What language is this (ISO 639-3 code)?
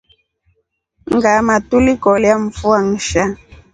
rof